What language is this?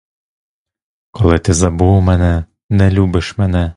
Ukrainian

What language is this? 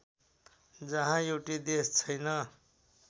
Nepali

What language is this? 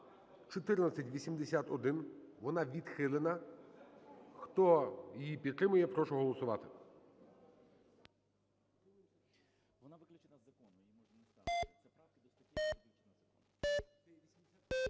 Ukrainian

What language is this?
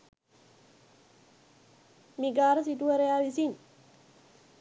Sinhala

